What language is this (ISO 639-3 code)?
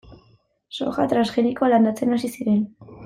eus